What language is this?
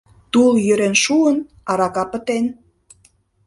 Mari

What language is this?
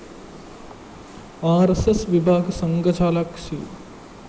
Malayalam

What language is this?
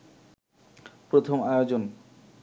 Bangla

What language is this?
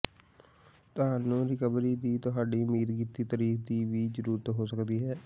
Punjabi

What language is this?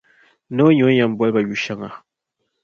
Dagbani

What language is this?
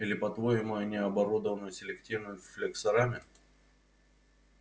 Russian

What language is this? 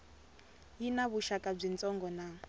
Tsonga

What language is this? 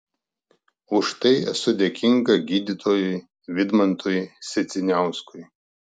Lithuanian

